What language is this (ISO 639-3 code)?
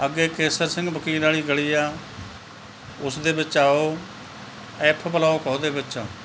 pan